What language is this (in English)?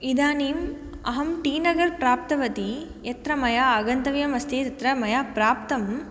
Sanskrit